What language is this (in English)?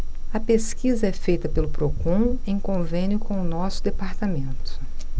Portuguese